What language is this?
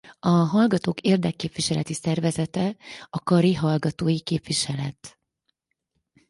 Hungarian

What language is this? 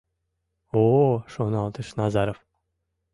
Mari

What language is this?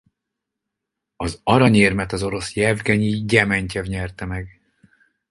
Hungarian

